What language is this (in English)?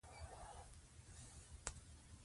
Pashto